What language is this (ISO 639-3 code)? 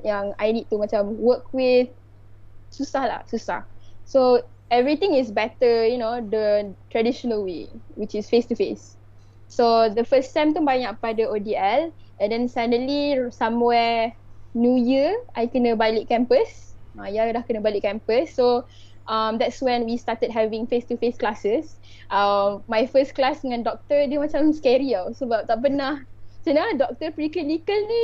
msa